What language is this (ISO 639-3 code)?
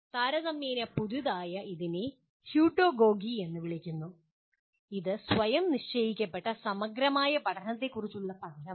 mal